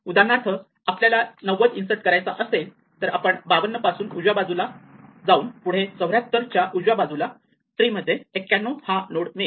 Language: Marathi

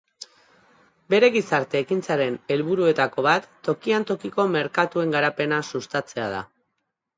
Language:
Basque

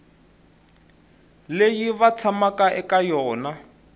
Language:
Tsonga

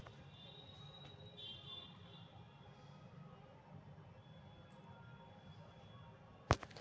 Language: Magahi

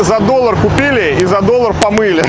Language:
Russian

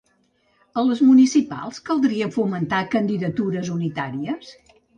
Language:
Catalan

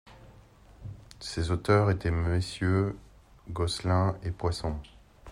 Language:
French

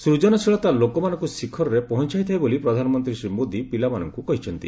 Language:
Odia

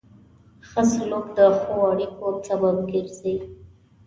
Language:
Pashto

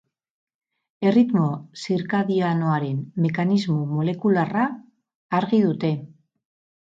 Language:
Basque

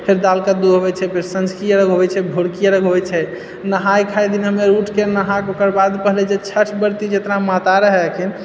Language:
Maithili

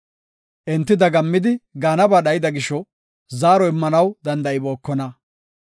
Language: Gofa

